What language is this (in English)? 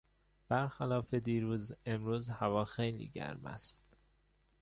Persian